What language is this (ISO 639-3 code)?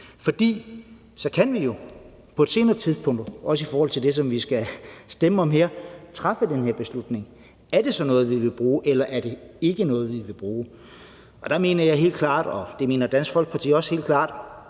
dan